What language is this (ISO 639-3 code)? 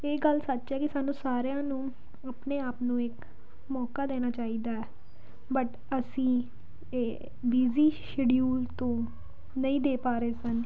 pan